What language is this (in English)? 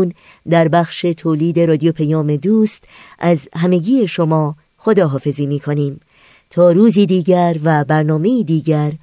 Persian